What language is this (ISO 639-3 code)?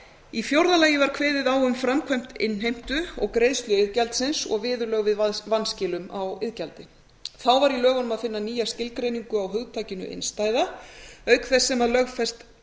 isl